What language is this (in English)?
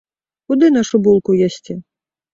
Belarusian